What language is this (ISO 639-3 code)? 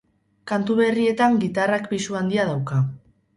eus